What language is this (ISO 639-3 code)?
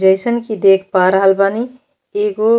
bho